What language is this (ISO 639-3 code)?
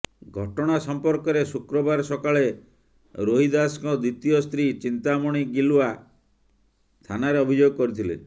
ori